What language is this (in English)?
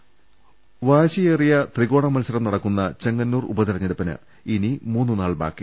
Malayalam